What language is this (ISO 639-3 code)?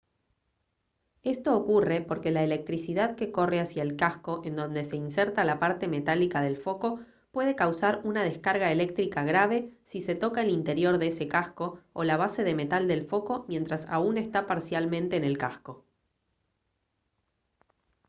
spa